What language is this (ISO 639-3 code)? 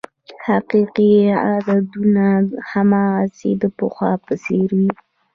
pus